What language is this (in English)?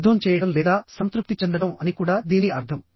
Telugu